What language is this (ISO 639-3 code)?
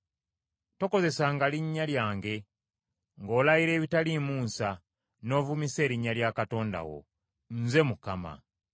lug